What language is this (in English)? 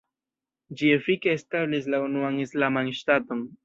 Esperanto